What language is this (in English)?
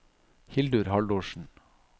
Norwegian